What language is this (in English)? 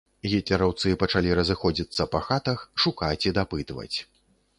Belarusian